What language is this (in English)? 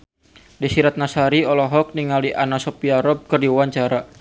Sundanese